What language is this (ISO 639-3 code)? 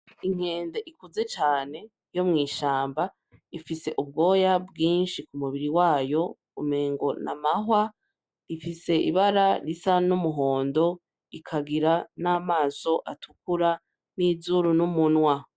run